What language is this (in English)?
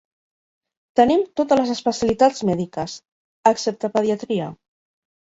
Catalan